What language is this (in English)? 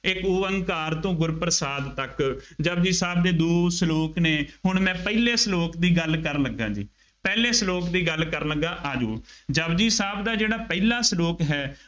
Punjabi